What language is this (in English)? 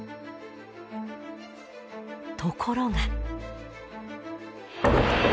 Japanese